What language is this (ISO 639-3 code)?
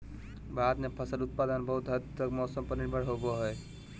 mag